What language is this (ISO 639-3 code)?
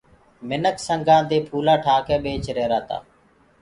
ggg